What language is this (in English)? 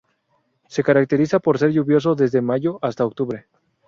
Spanish